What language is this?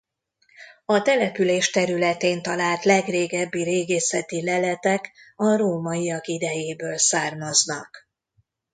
Hungarian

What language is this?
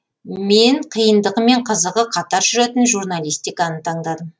Kazakh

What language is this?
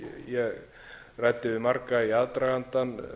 Icelandic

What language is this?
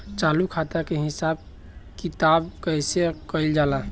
Bhojpuri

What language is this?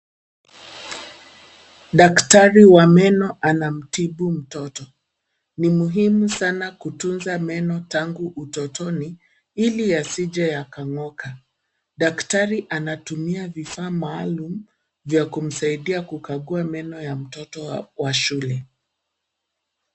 Swahili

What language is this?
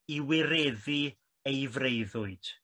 Welsh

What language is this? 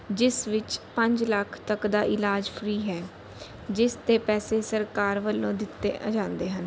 Punjabi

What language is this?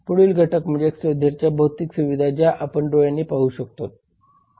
Marathi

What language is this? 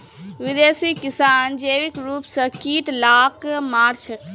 Magahi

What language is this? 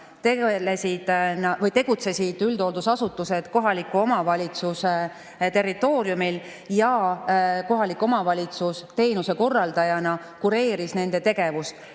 Estonian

